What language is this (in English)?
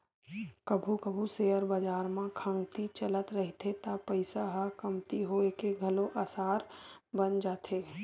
Chhattisgarhi